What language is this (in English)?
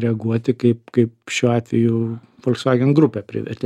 Lithuanian